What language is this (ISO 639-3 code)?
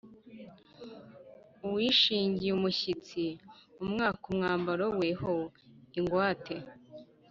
kin